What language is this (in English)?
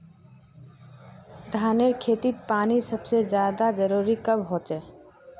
Magahi